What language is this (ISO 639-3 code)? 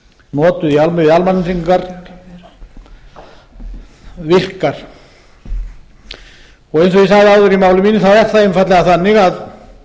isl